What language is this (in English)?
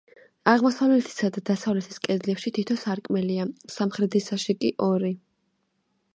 Georgian